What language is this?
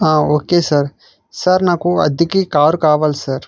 Telugu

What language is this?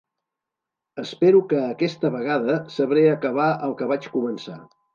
Catalan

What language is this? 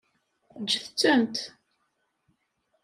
Kabyle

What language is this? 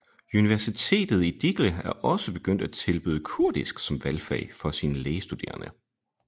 Danish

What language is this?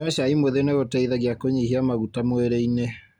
Kikuyu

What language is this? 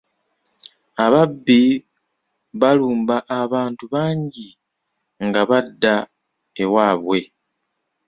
Ganda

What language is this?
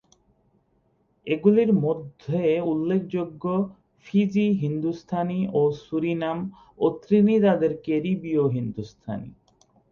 Bangla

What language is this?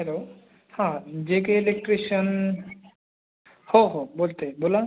Marathi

